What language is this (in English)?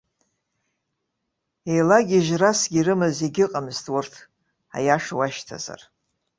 Abkhazian